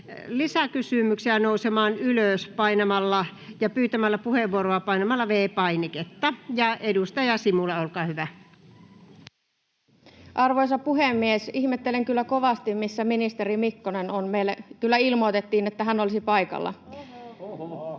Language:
Finnish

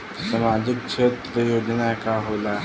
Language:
Bhojpuri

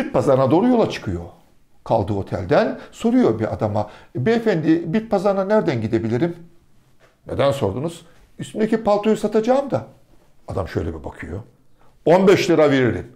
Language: Turkish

